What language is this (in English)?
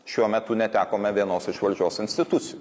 Lithuanian